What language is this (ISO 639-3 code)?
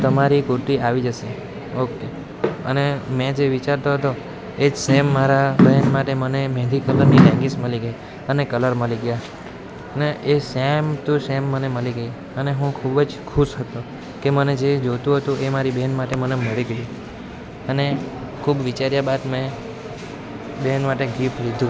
guj